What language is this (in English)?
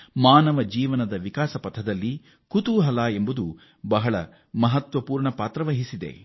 Kannada